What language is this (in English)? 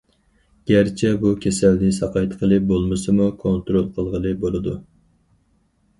Uyghur